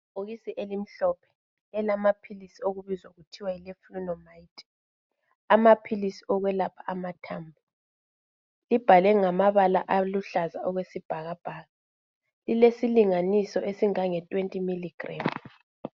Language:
North Ndebele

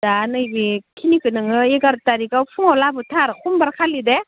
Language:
Bodo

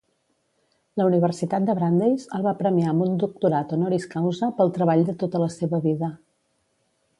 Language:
Catalan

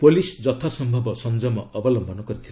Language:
Odia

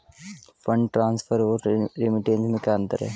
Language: Hindi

